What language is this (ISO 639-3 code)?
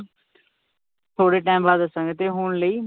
pan